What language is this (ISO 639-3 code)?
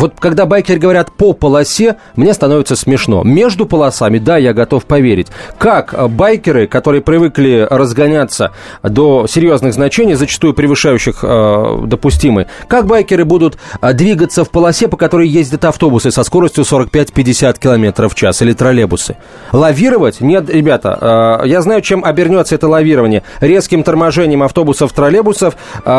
rus